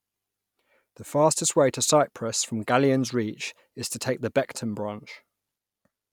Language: English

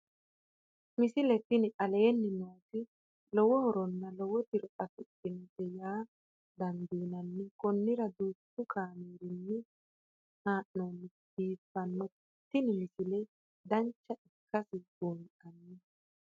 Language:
Sidamo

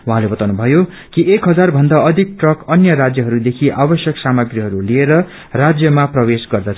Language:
Nepali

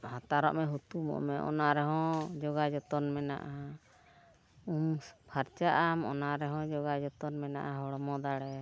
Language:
Santali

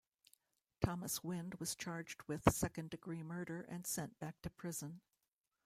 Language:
English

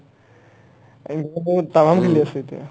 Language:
Assamese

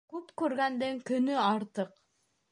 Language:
Bashkir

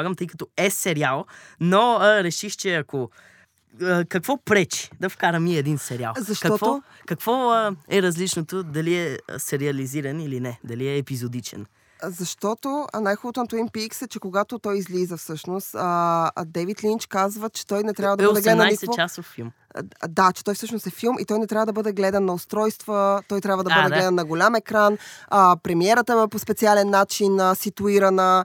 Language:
Bulgarian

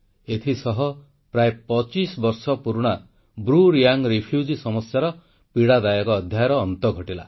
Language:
Odia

